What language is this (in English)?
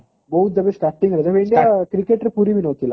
Odia